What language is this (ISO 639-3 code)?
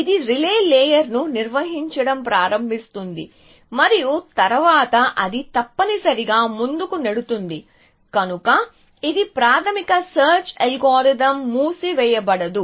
tel